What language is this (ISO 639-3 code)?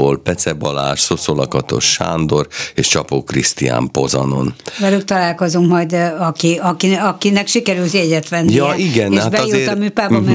hun